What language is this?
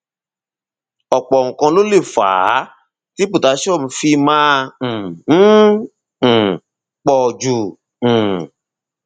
Yoruba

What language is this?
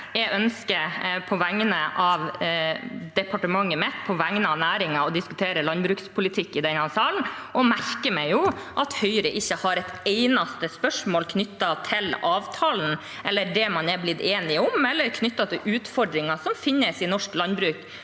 Norwegian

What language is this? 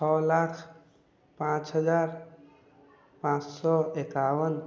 Maithili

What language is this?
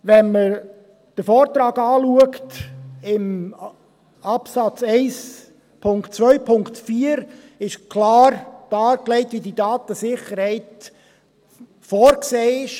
Swiss German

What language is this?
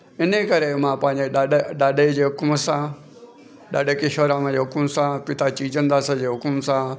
Sindhi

